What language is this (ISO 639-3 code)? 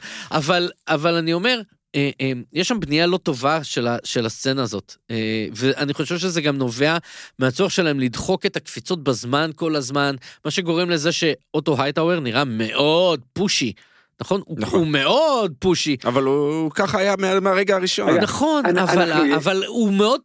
heb